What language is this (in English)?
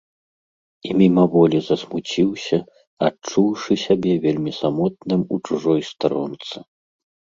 Belarusian